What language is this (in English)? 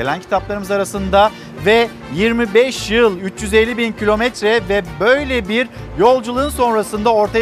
Turkish